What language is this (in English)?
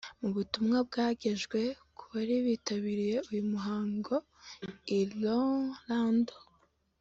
Kinyarwanda